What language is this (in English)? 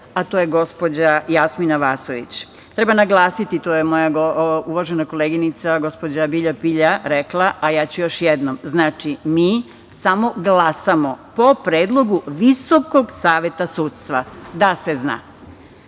Serbian